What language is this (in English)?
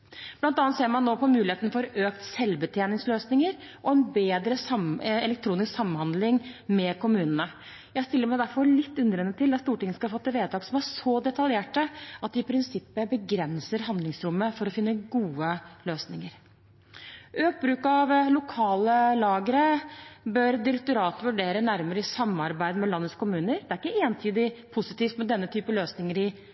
Norwegian Bokmål